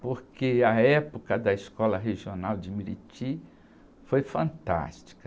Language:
Portuguese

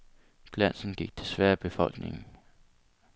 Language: Danish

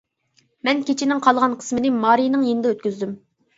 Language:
Uyghur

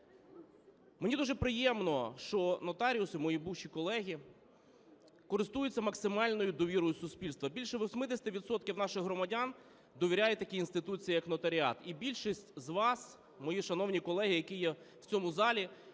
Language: Ukrainian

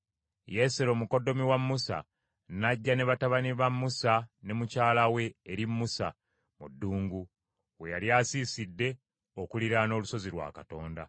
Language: Ganda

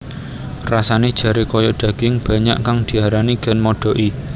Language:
Javanese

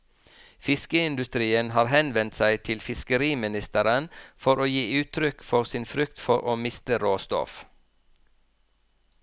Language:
Norwegian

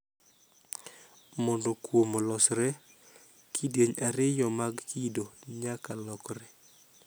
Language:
Luo (Kenya and Tanzania)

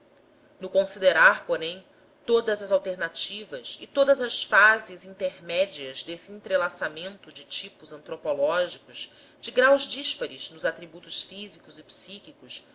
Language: Portuguese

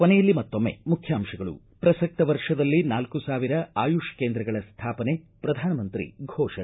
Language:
Kannada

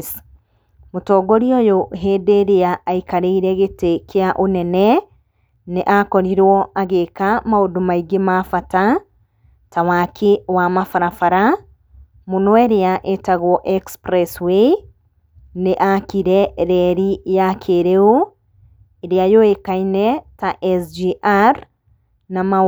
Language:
Kikuyu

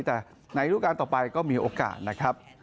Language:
Thai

